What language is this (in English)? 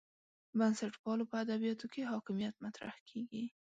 Pashto